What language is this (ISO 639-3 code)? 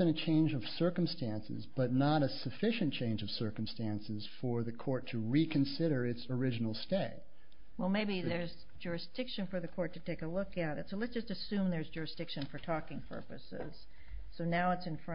eng